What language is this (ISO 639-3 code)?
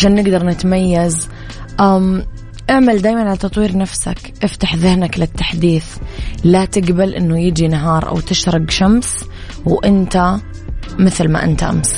ara